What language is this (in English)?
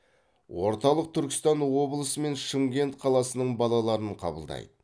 Kazakh